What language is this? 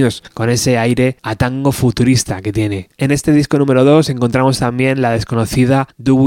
Spanish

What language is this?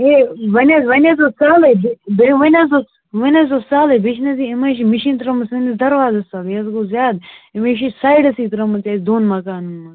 Kashmiri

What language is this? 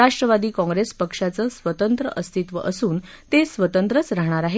Marathi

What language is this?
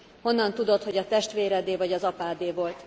Hungarian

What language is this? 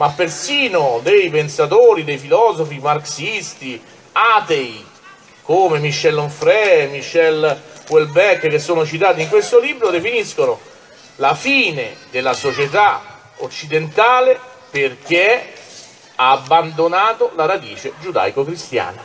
Italian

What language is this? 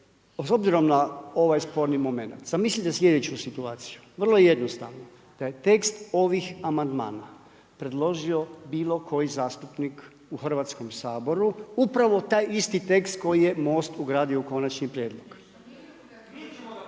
Croatian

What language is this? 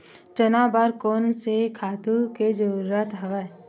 Chhattisgarhi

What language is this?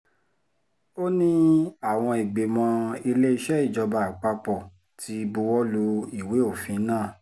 Yoruba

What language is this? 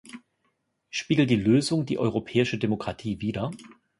German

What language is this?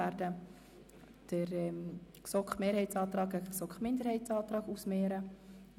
Swiss German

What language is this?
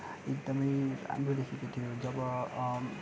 Nepali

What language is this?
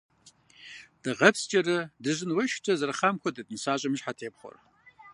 Kabardian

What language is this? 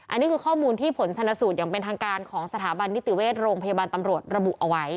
Thai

